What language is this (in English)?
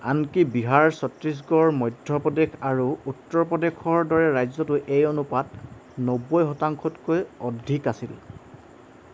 Assamese